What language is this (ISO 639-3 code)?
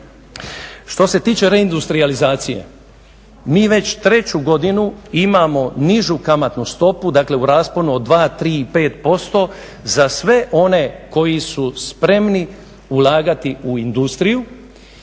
hrv